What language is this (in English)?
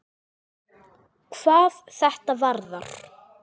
Icelandic